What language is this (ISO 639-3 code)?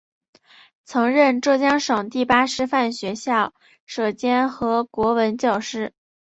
zho